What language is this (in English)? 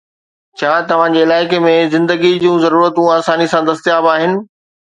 Sindhi